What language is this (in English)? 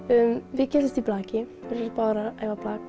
Icelandic